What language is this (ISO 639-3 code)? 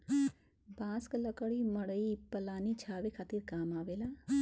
bho